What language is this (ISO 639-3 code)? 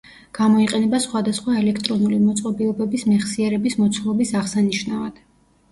kat